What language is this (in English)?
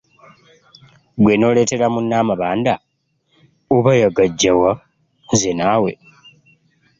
Ganda